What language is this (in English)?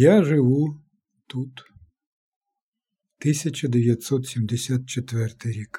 Ukrainian